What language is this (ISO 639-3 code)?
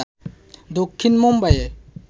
ben